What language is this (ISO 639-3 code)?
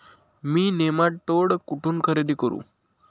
mar